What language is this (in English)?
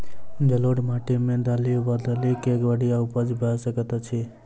Maithili